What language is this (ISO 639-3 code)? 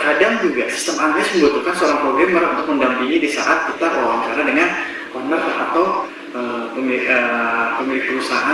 ind